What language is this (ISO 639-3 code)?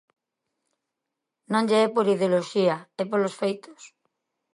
glg